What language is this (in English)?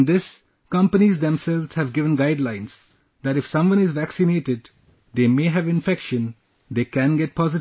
English